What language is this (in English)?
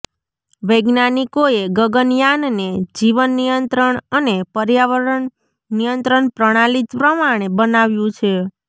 Gujarati